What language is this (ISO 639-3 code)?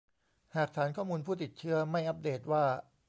tha